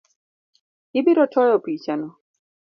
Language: Luo (Kenya and Tanzania)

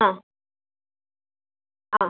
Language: Malayalam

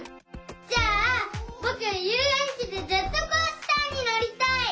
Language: Japanese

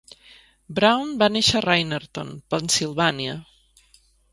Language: Catalan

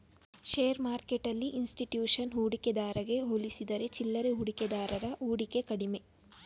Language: Kannada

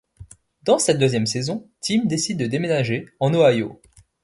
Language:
French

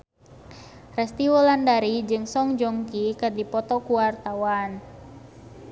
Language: Sundanese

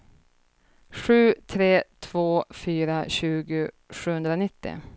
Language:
Swedish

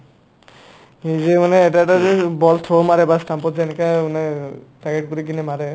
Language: Assamese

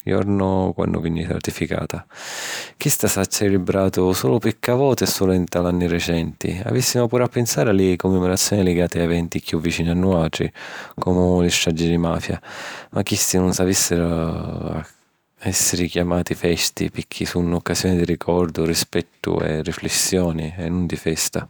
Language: Sicilian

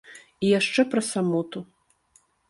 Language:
Belarusian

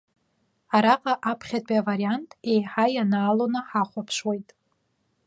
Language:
Abkhazian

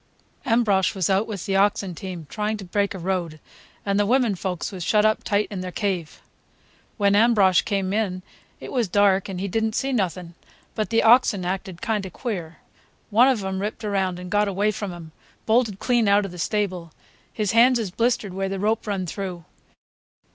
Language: English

